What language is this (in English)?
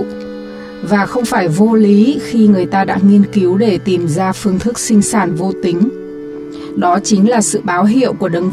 Vietnamese